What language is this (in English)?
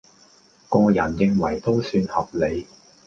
Cantonese